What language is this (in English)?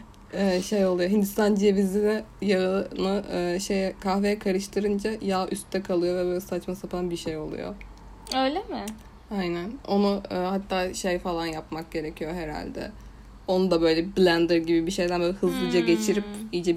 Turkish